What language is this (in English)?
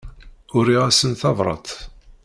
Kabyle